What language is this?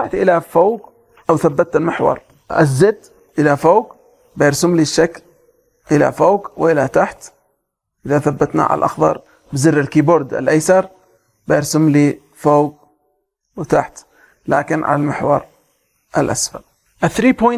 Arabic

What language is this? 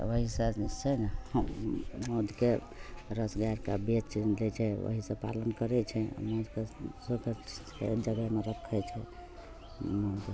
Maithili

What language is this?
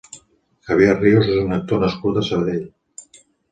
Catalan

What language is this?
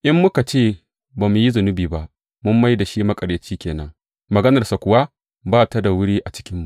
Hausa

